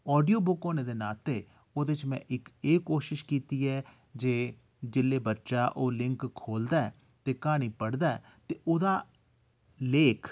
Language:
Dogri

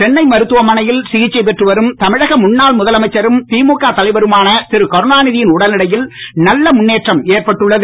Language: Tamil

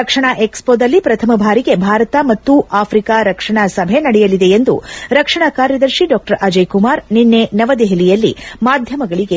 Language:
Kannada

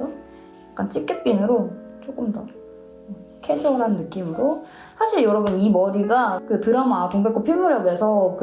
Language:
Korean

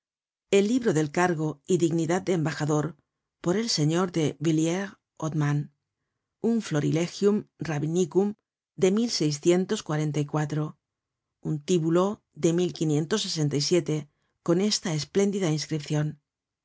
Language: Spanish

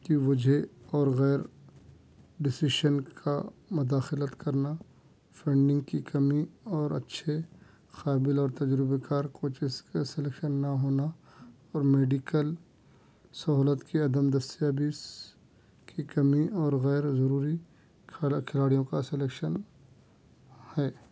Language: Urdu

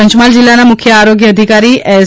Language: Gujarati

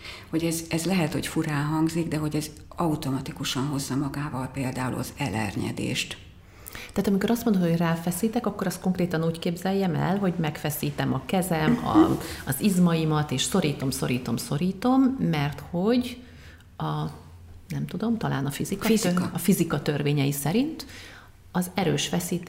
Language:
Hungarian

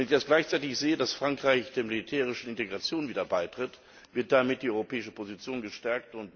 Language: German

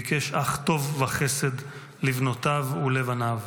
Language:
Hebrew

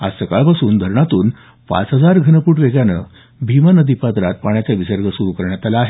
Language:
Marathi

